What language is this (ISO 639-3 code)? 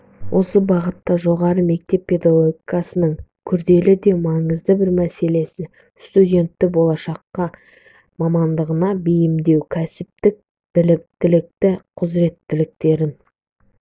kaz